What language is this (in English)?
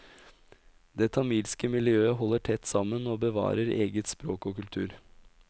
Norwegian